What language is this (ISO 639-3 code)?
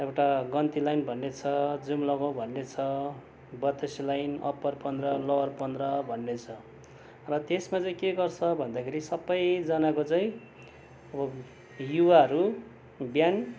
nep